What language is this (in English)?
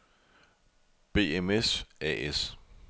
Danish